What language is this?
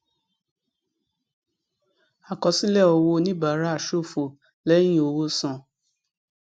Yoruba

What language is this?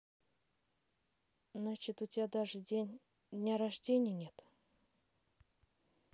Russian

